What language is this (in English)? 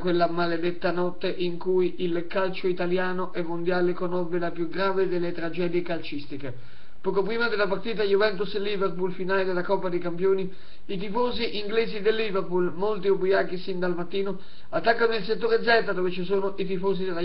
Italian